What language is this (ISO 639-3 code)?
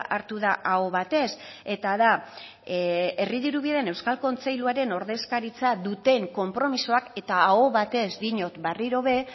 eus